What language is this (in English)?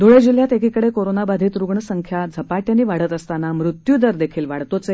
Marathi